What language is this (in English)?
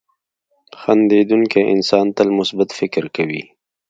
Pashto